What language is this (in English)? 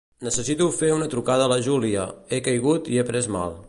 Catalan